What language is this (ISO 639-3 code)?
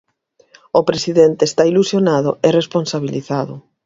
glg